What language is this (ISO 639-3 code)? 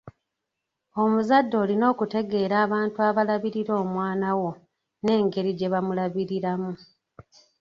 lug